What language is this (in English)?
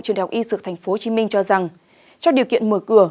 Vietnamese